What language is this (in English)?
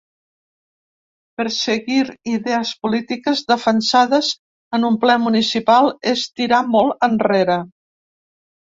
Catalan